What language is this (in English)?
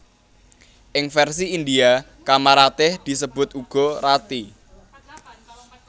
Javanese